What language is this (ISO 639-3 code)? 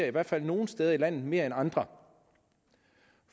dan